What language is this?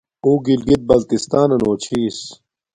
Domaaki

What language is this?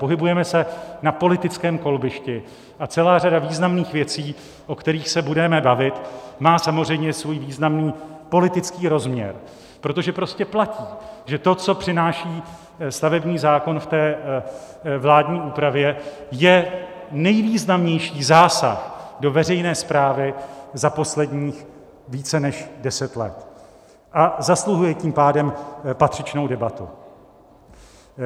Czech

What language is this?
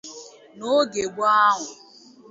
Igbo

